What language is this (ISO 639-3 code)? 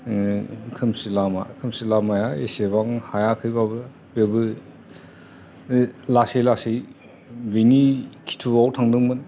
brx